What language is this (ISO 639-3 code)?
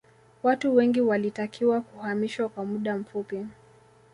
swa